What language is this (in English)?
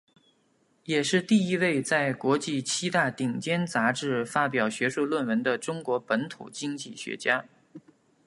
Chinese